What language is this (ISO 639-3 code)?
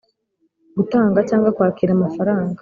kin